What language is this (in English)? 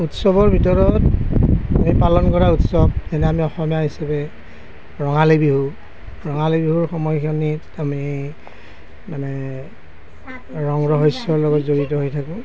Assamese